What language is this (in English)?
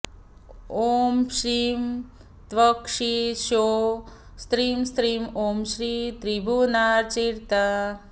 Sanskrit